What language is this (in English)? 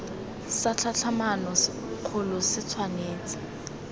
Tswana